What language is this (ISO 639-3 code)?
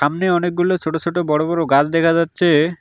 ben